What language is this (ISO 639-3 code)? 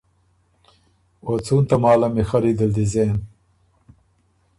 oru